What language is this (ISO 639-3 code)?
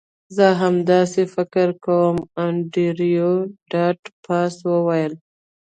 pus